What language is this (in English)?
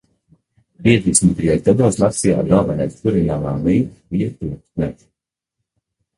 Latvian